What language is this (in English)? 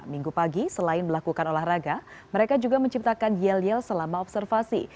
Indonesian